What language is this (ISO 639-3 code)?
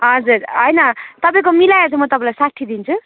nep